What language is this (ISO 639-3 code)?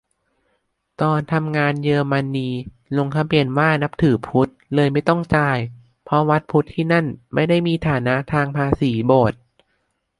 tha